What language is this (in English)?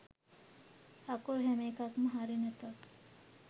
Sinhala